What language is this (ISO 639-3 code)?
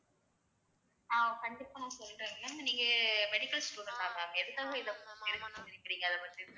tam